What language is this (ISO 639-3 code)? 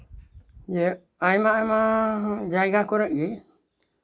sat